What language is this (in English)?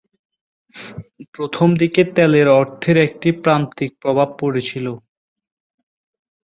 Bangla